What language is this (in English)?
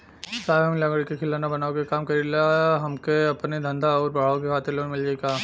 Bhojpuri